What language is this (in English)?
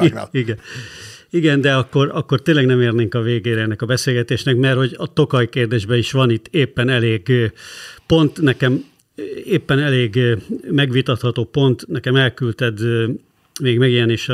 Hungarian